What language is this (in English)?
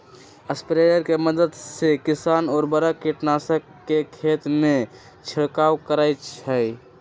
Magahi